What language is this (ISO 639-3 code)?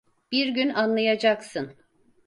tur